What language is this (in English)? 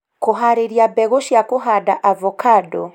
Kikuyu